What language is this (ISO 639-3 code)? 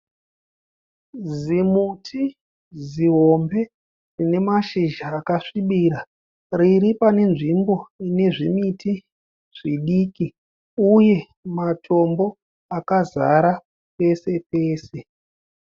sna